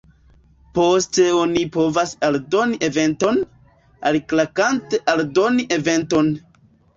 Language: Esperanto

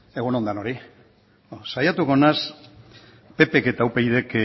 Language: Basque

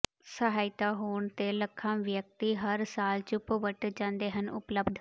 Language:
Punjabi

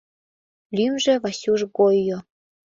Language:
Mari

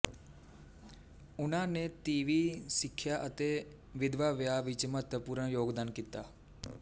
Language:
Punjabi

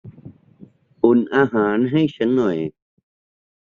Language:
Thai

